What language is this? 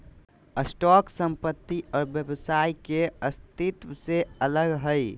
Magahi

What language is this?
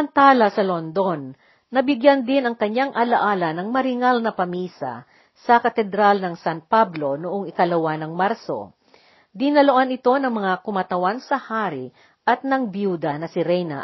Filipino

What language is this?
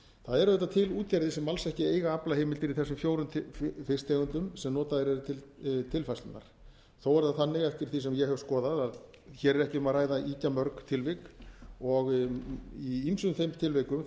Icelandic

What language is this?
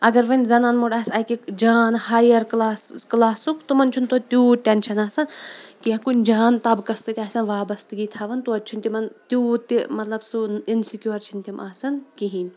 Kashmiri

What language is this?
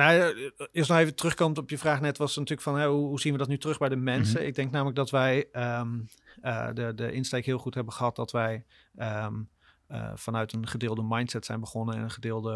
Dutch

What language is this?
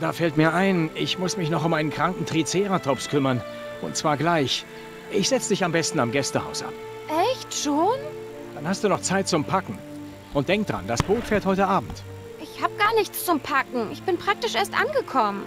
German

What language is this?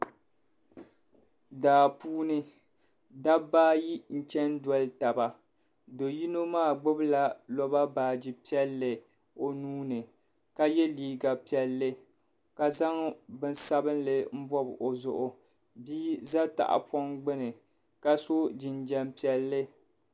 Dagbani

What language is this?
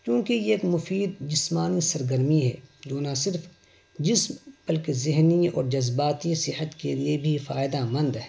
Urdu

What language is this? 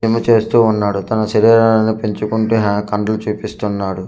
Telugu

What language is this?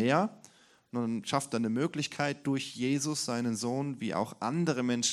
German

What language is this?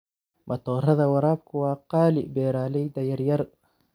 Somali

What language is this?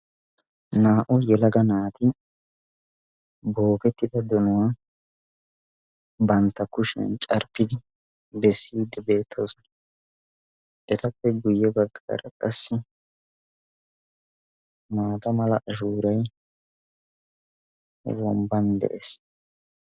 Wolaytta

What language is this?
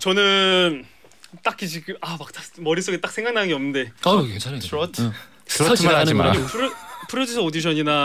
Korean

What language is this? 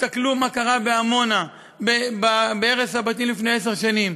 Hebrew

